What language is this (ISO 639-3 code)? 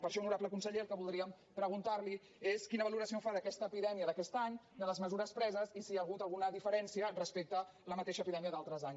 cat